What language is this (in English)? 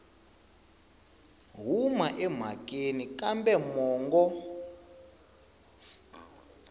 Tsonga